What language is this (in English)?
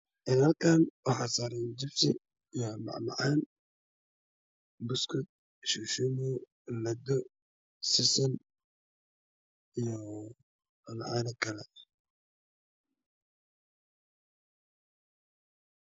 Somali